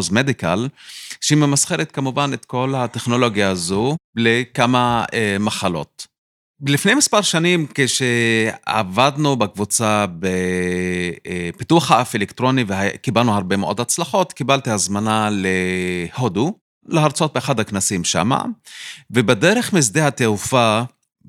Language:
Hebrew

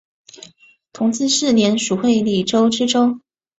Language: Chinese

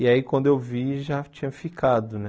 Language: Portuguese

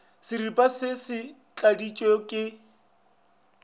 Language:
Northern Sotho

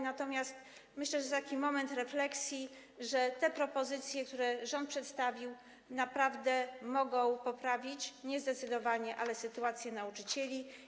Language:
Polish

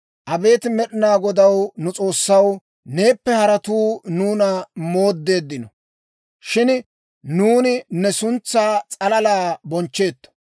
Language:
Dawro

